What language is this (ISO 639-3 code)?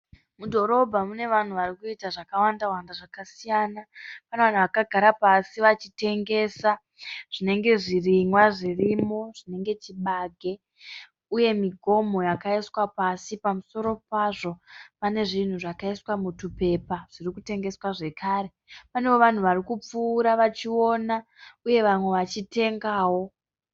sna